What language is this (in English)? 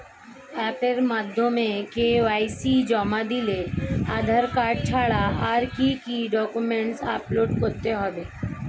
Bangla